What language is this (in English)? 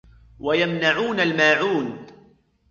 Arabic